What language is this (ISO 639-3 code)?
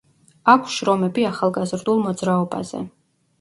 kat